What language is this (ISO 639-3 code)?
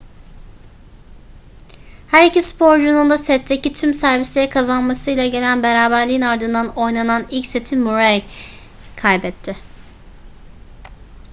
tur